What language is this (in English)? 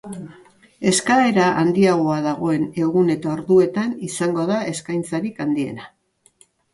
Basque